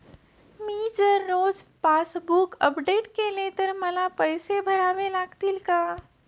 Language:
Marathi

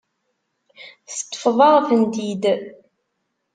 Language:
Kabyle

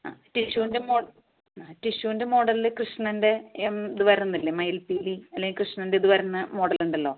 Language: Malayalam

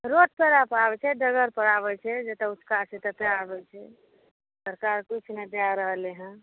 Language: Maithili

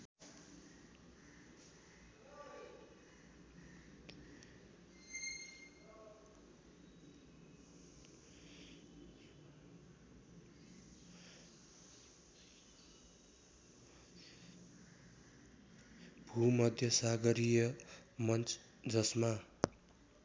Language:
Nepali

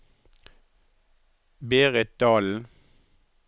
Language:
Norwegian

